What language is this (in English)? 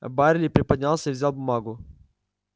Russian